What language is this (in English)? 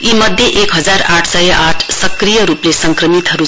Nepali